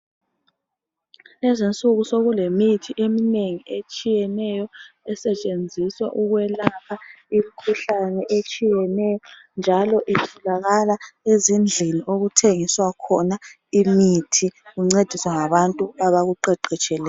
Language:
North Ndebele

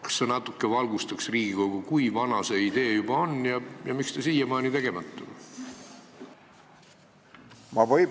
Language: Estonian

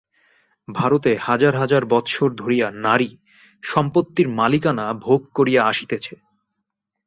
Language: Bangla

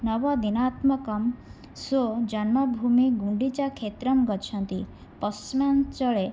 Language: Sanskrit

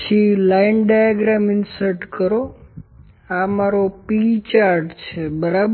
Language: Gujarati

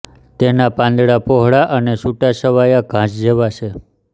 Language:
Gujarati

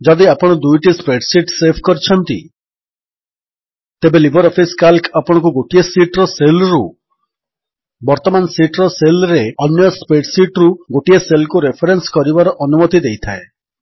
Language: Odia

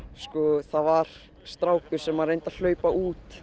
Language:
Icelandic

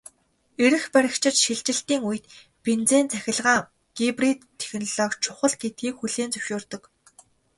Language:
Mongolian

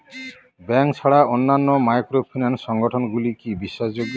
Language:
Bangla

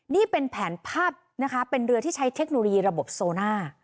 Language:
Thai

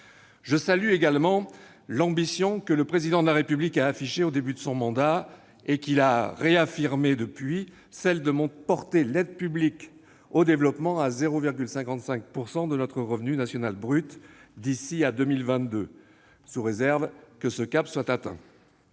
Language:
French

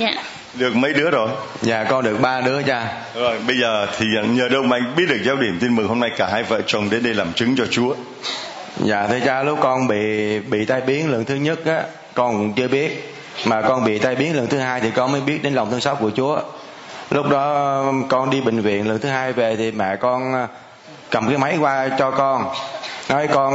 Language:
Vietnamese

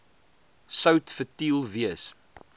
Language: Afrikaans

